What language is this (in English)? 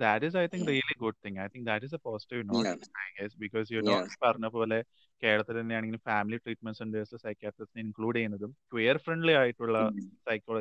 Malayalam